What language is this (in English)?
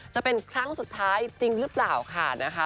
Thai